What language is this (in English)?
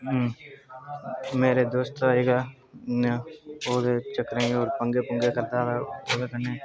Dogri